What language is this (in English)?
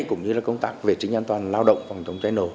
Vietnamese